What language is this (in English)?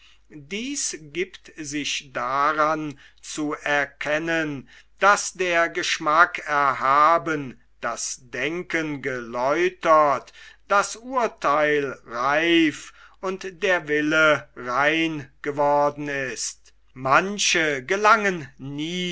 German